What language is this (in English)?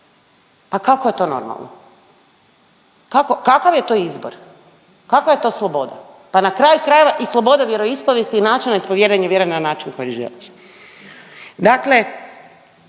Croatian